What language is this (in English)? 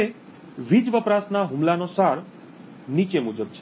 Gujarati